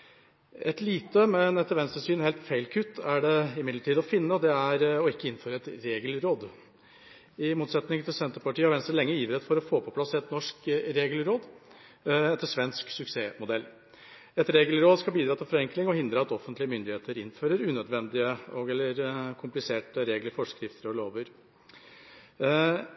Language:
Norwegian Bokmål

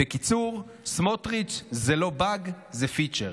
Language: Hebrew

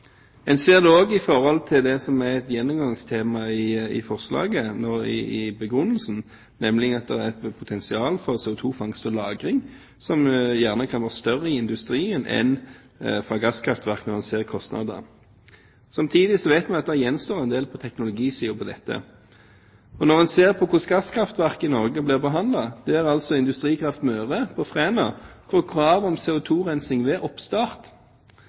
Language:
Norwegian Bokmål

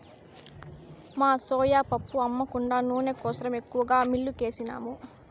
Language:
Telugu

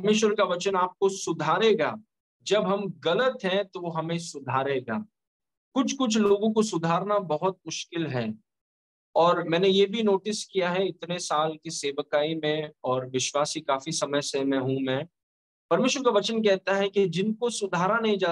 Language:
Hindi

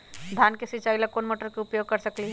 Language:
Magahi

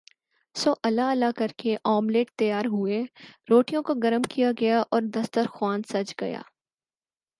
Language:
Urdu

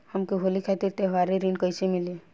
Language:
Bhojpuri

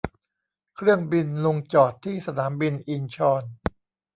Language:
Thai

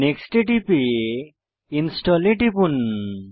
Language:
Bangla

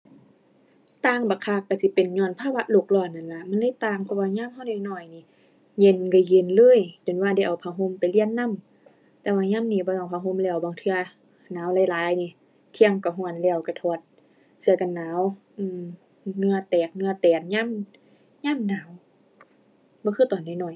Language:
Thai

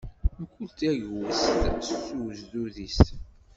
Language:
Kabyle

